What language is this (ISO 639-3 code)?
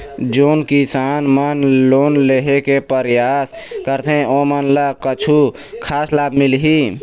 hne